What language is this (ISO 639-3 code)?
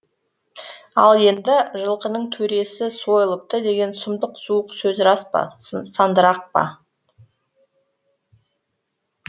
kaz